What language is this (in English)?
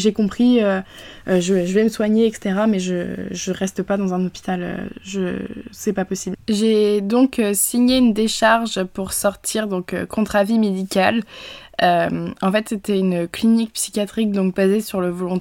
French